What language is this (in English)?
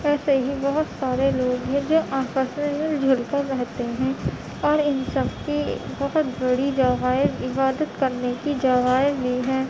Urdu